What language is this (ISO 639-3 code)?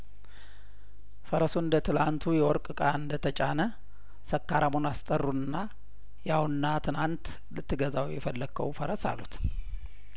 amh